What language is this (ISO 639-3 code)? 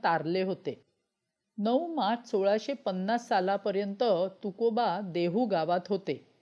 mar